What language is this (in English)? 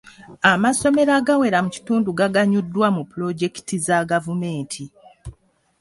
Ganda